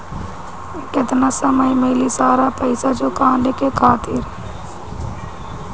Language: Bhojpuri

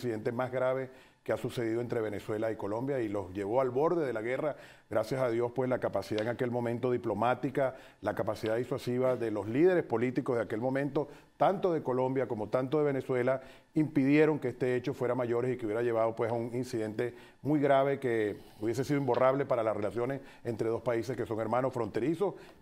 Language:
Spanish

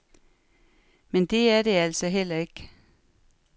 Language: Danish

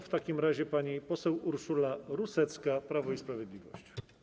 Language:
Polish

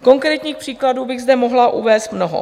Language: Czech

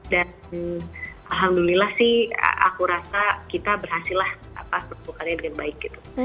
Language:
Indonesian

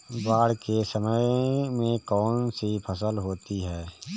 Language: Hindi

